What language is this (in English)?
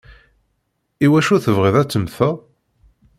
Kabyle